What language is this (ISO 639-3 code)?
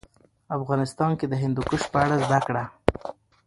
pus